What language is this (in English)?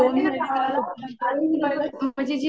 Marathi